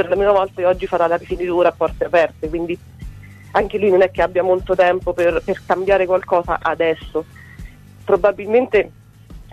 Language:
Italian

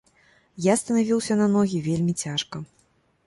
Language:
Belarusian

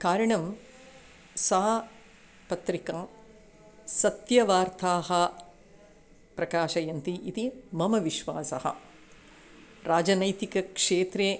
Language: Sanskrit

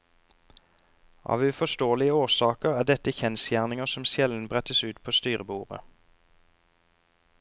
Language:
Norwegian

